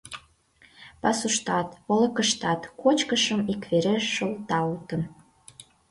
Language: Mari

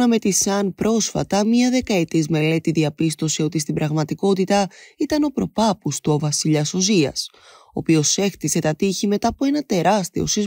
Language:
Greek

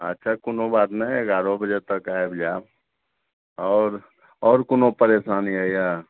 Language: Maithili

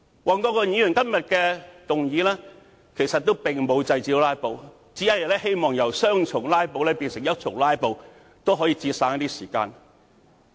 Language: Cantonese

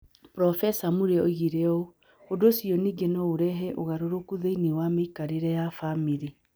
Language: Kikuyu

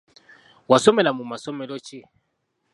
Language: Ganda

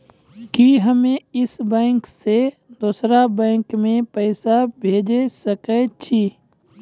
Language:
Maithili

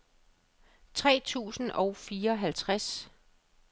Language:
Danish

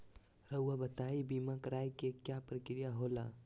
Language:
Magahi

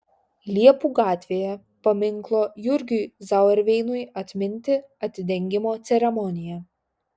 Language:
Lithuanian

